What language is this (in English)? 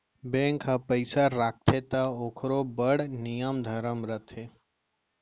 Chhattisgarhi